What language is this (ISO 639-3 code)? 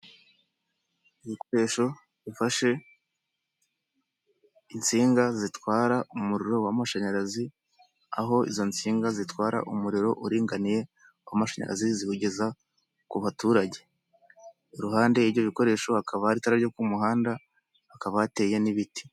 kin